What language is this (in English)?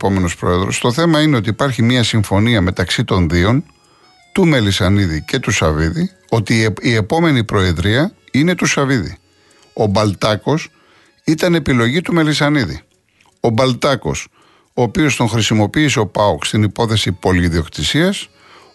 Greek